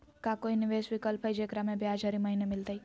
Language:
Magahi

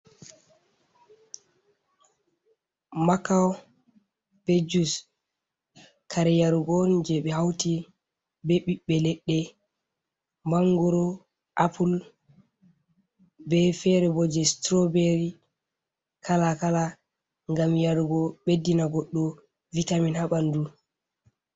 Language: Fula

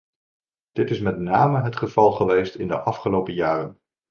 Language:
Dutch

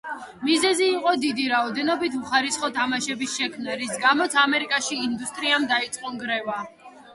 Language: Georgian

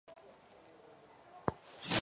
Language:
Georgian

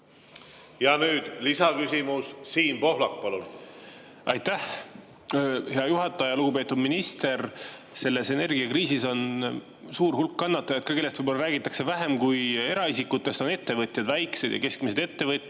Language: Estonian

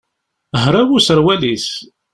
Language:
Kabyle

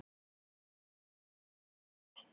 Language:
Icelandic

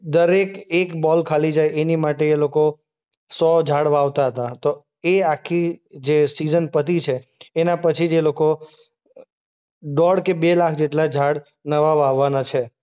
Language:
Gujarati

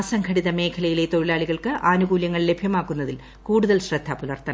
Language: Malayalam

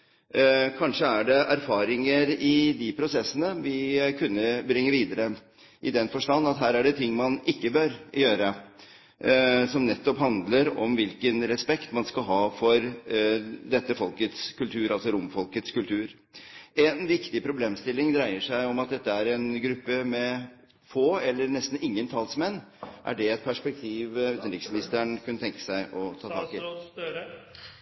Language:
Norwegian Bokmål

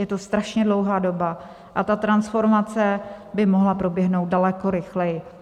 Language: Czech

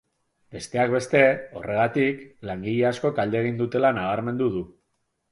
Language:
Basque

